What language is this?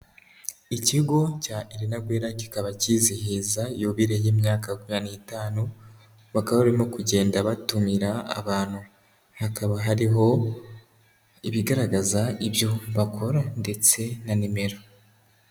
Kinyarwanda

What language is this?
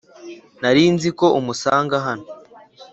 Kinyarwanda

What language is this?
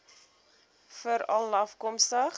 Afrikaans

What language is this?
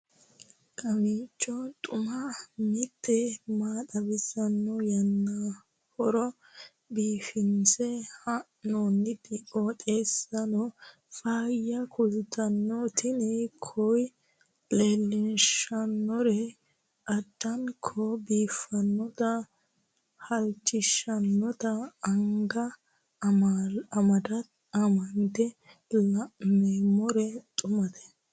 Sidamo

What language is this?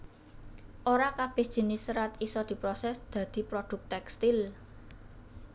Javanese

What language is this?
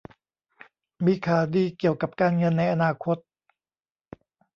Thai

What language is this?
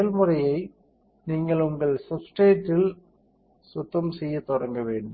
Tamil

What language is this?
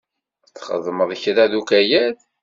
Kabyle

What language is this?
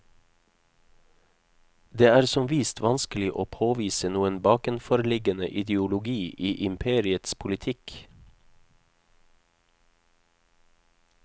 Norwegian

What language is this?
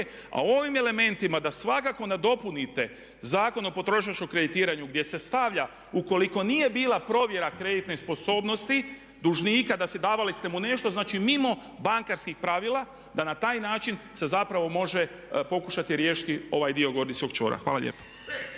Croatian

